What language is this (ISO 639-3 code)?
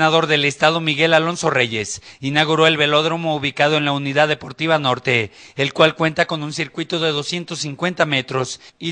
spa